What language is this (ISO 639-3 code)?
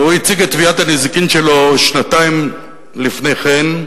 heb